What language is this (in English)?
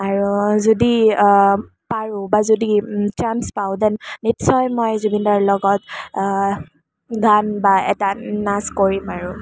Assamese